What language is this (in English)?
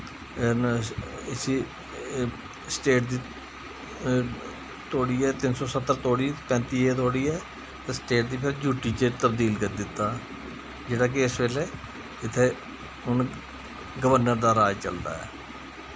Dogri